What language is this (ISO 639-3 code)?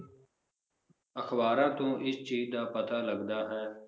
pan